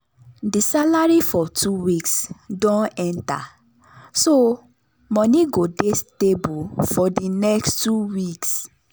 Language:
Nigerian Pidgin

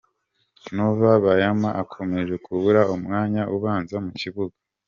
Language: Kinyarwanda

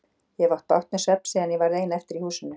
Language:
Icelandic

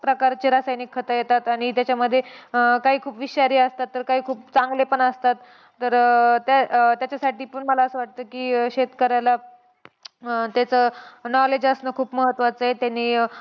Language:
Marathi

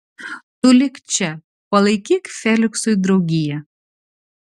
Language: Lithuanian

